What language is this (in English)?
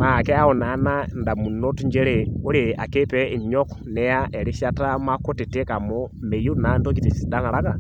Masai